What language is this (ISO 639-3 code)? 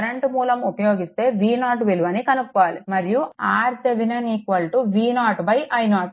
tel